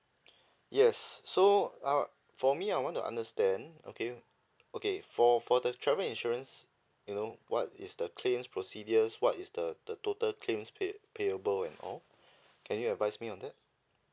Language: English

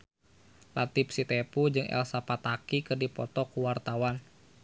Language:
Sundanese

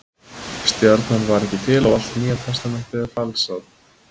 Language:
Icelandic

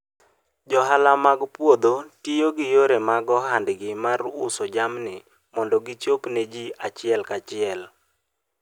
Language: Luo (Kenya and Tanzania)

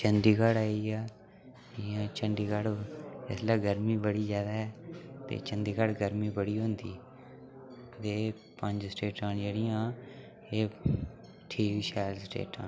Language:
Dogri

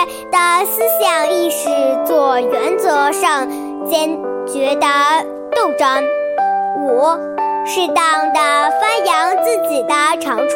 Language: Chinese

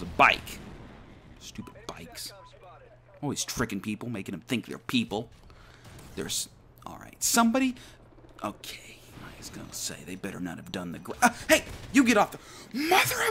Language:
English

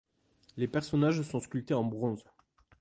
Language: French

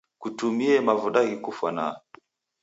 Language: Taita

